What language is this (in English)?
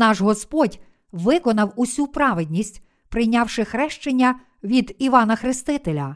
Ukrainian